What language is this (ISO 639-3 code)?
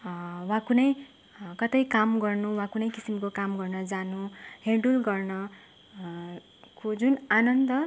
nep